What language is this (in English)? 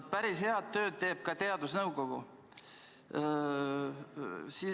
Estonian